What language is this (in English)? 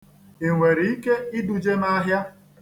Igbo